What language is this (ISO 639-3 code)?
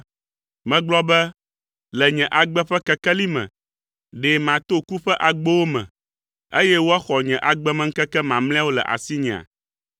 ewe